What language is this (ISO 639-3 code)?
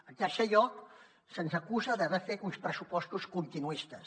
cat